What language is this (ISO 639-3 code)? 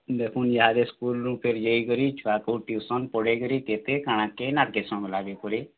ori